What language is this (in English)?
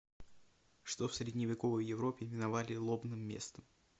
Russian